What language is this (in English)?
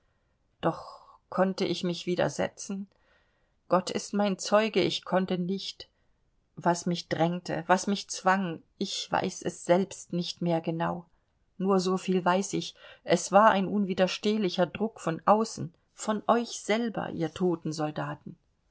German